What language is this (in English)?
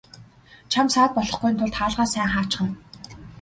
Mongolian